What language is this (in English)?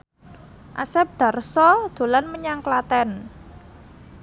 Javanese